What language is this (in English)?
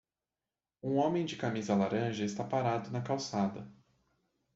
Portuguese